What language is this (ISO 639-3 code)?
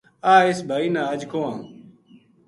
gju